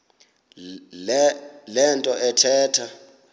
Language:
Xhosa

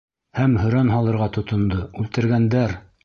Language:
Bashkir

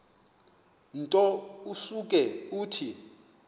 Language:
Xhosa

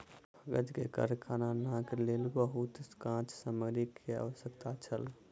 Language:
Maithili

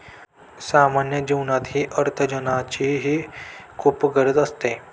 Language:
Marathi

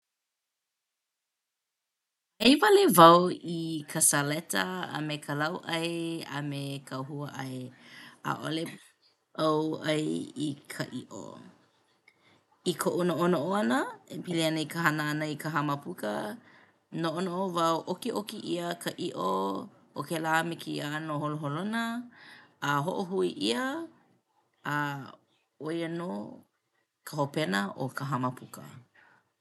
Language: Hawaiian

